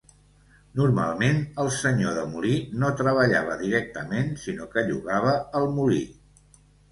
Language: Catalan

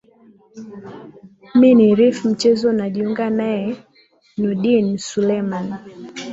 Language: Swahili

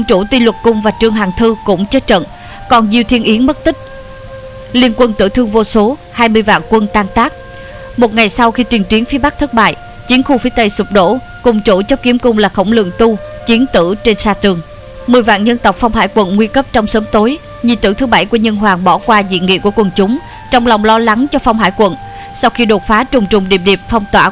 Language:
Vietnamese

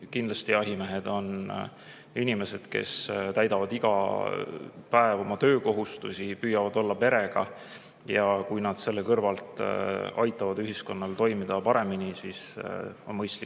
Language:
Estonian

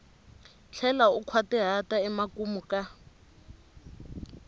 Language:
Tsonga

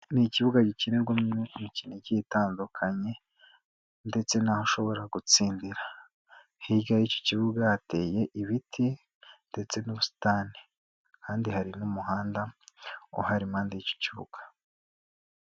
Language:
Kinyarwanda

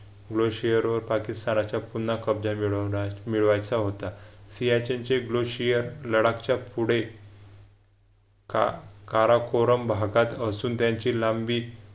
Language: Marathi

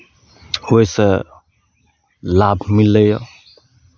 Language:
Maithili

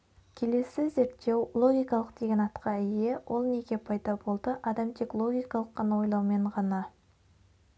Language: Kazakh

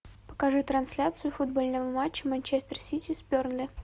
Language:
Russian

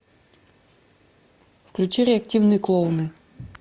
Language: Russian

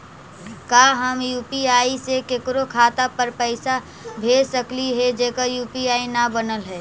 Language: Magahi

